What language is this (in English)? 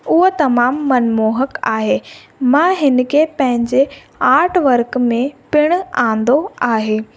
Sindhi